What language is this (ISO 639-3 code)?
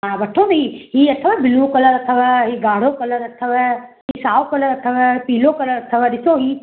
snd